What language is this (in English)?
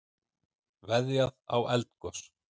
Icelandic